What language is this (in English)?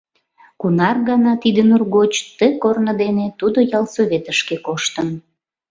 Mari